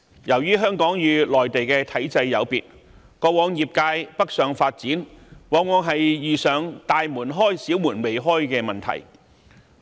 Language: Cantonese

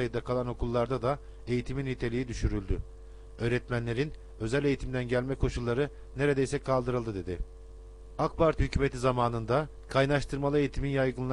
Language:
Turkish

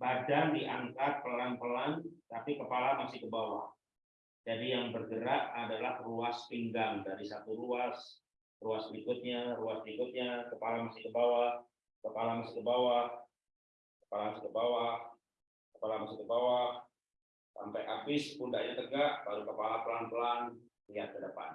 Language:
Indonesian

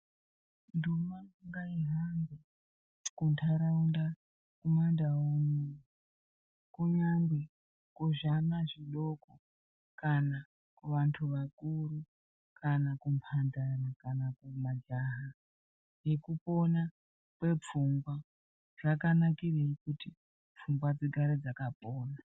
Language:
Ndau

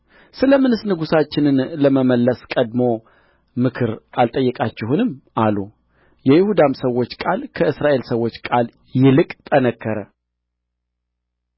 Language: Amharic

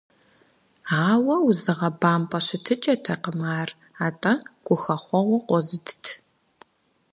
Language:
Kabardian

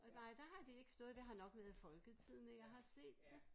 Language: Danish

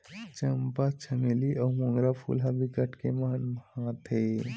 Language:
Chhattisgarhi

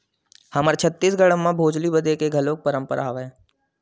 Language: Chhattisgarhi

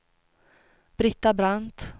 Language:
Swedish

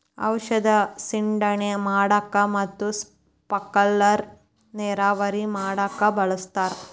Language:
Kannada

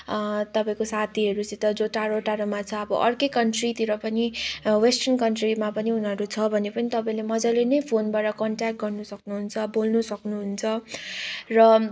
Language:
Nepali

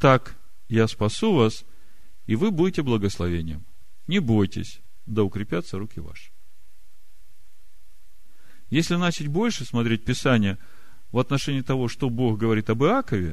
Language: Russian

